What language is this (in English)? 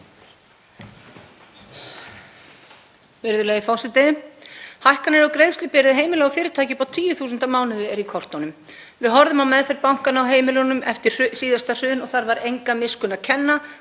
Icelandic